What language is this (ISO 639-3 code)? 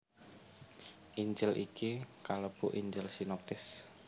jav